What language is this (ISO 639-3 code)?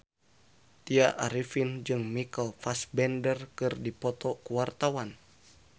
sun